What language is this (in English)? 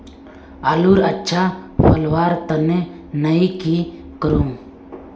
Magahi